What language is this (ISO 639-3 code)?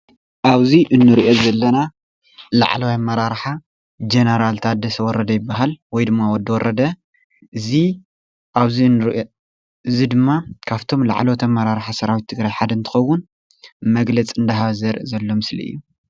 tir